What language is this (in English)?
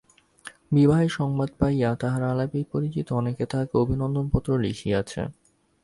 Bangla